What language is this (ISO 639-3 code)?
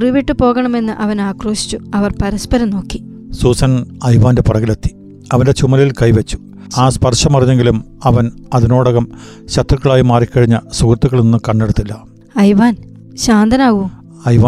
mal